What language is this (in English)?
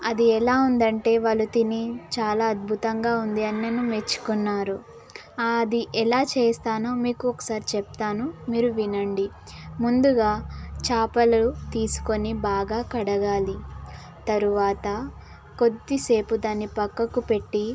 Telugu